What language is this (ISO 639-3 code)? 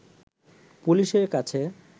ben